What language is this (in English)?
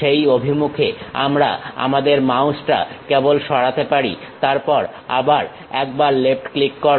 Bangla